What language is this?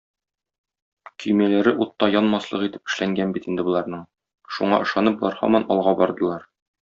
Tatar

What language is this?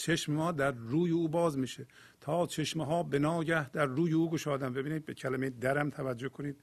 Persian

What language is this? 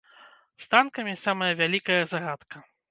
Belarusian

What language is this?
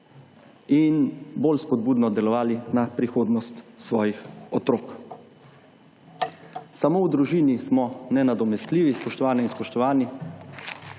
Slovenian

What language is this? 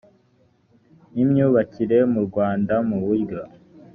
Kinyarwanda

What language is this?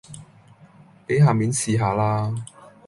Cantonese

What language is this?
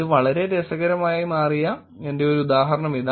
Malayalam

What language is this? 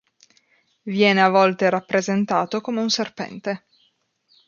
Italian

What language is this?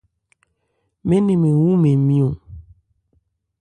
Ebrié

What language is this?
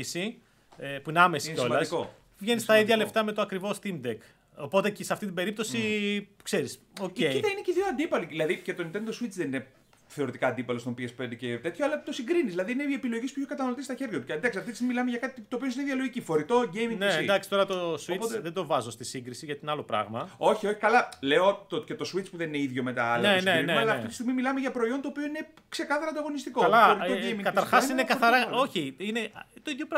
Greek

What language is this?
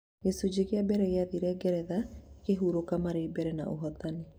Kikuyu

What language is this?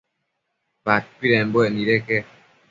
Matsés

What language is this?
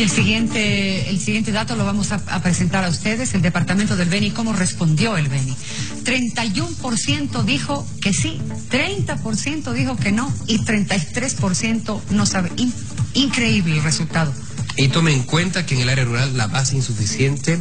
Spanish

